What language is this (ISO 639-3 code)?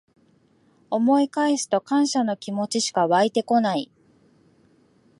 jpn